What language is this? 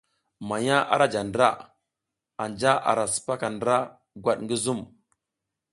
South Giziga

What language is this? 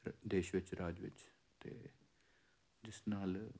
Punjabi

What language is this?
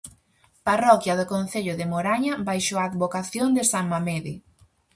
Galician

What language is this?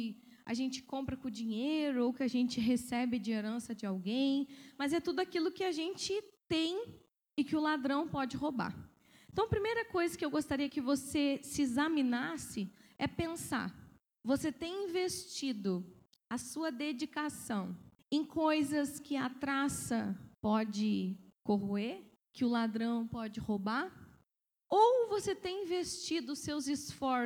Portuguese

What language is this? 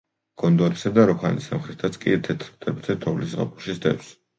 Georgian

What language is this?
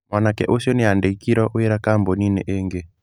Kikuyu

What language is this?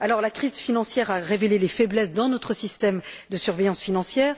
French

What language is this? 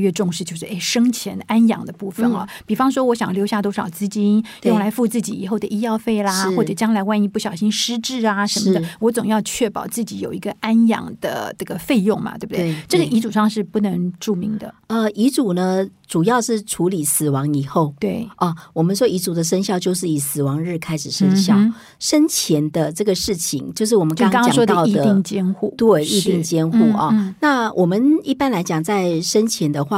Chinese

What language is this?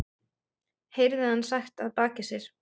Icelandic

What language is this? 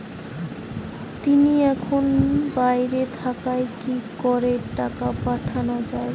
Bangla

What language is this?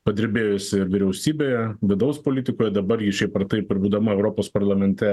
Lithuanian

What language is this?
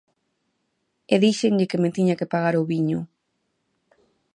Galician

